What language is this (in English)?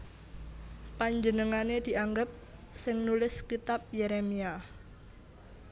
Javanese